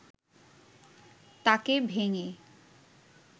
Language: Bangla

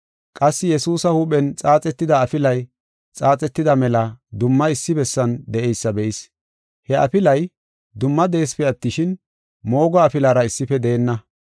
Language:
Gofa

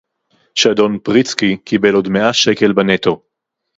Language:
Hebrew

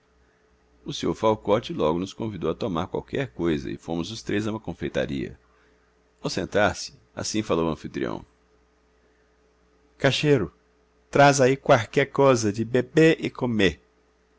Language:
Portuguese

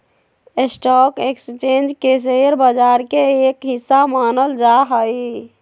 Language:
Magahi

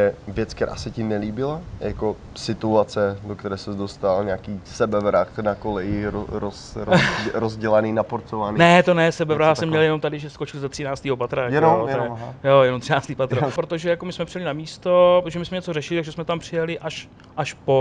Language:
Czech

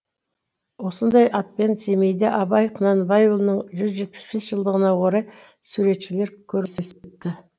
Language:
Kazakh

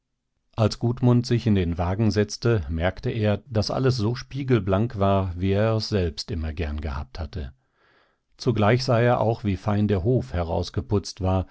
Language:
German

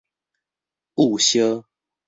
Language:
Min Nan Chinese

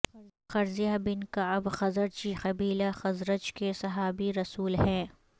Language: Urdu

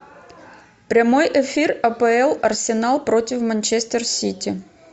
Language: Russian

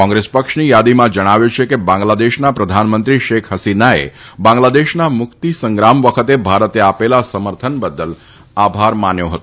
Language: Gujarati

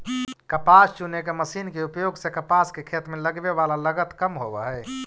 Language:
Magahi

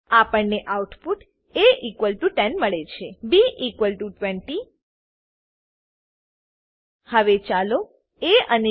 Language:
Gujarati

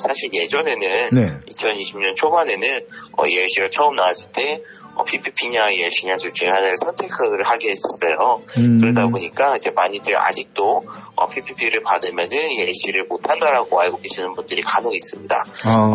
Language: Korean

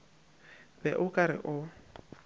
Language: Northern Sotho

